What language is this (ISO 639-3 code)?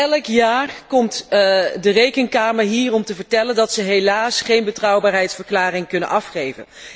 nld